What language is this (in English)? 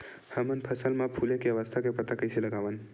Chhattisgarhi